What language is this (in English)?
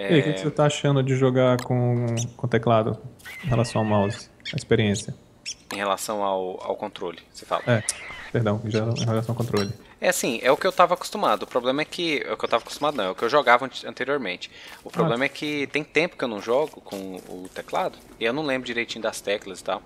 Portuguese